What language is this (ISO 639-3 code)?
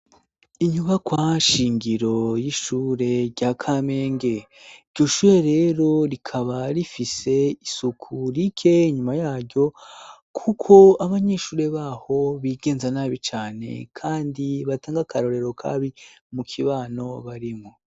run